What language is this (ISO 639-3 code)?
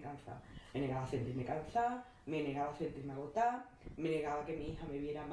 spa